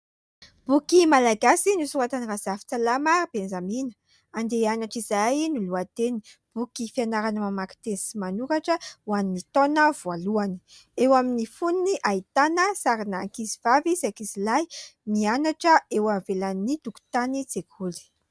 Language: Malagasy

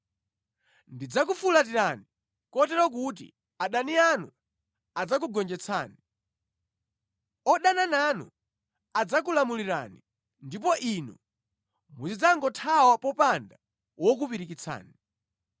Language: Nyanja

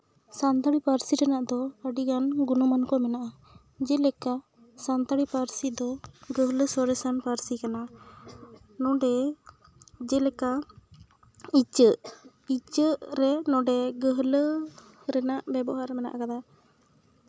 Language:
Santali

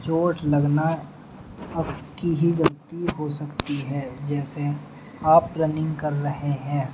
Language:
Urdu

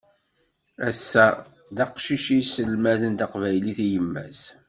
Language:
Kabyle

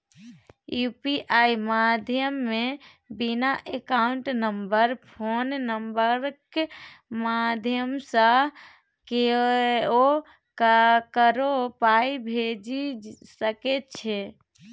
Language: Maithili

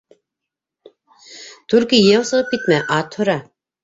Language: Bashkir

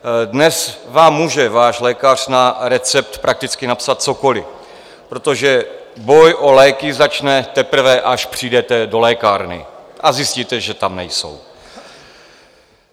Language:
Czech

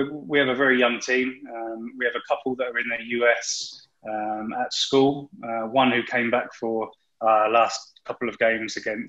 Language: English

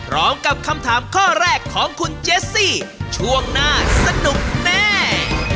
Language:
Thai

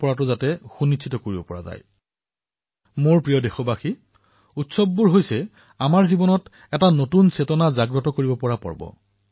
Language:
Assamese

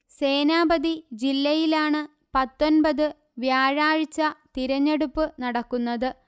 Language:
Malayalam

